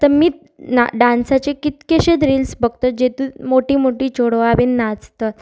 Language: Konkani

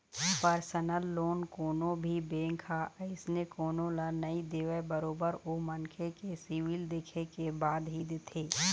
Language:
Chhattisgarhi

